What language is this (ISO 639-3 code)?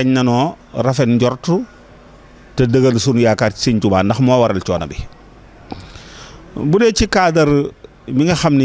fra